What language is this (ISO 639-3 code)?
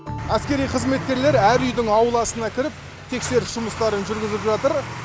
kaz